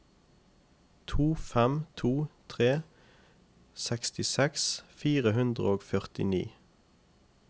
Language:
Norwegian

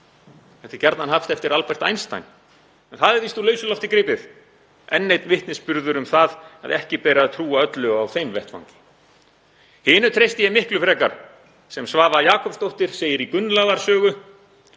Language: Icelandic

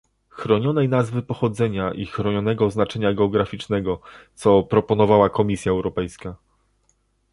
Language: Polish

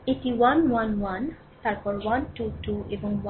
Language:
Bangla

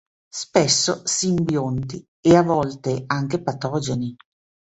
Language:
Italian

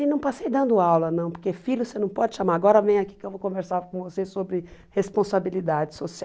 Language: Portuguese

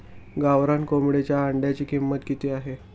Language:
Marathi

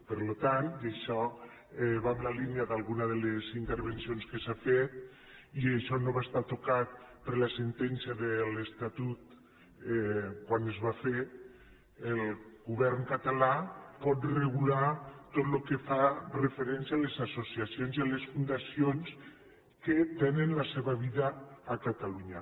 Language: Catalan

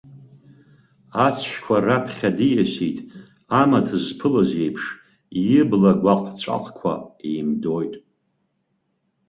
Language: Abkhazian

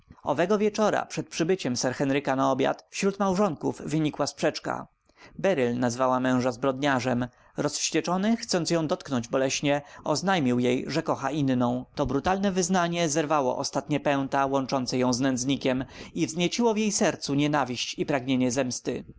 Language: Polish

